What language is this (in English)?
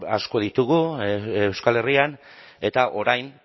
Basque